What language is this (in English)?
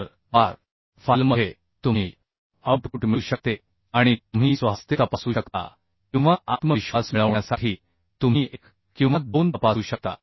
Marathi